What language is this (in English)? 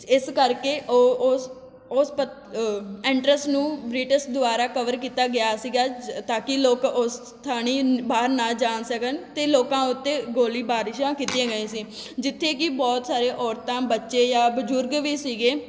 Punjabi